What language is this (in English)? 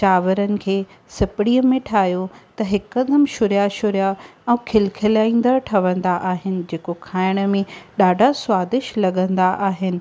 Sindhi